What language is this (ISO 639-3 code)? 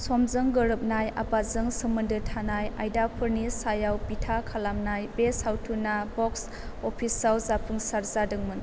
brx